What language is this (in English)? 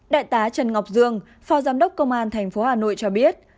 Vietnamese